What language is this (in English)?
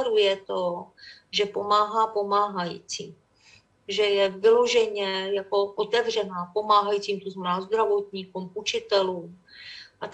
Czech